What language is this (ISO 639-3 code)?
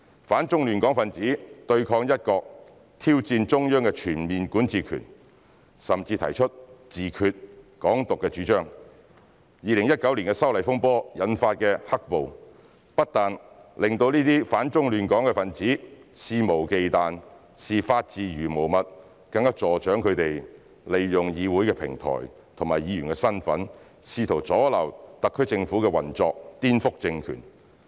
yue